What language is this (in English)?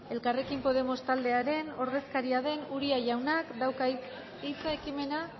Basque